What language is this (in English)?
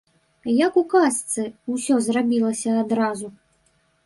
Belarusian